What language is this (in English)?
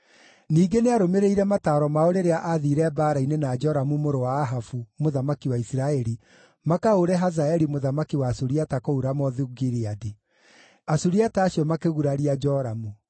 Kikuyu